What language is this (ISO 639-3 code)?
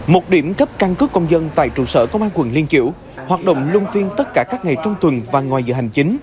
vie